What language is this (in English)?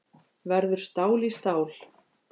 Icelandic